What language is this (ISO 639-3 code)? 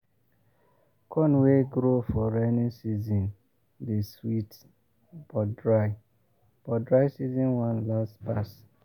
pcm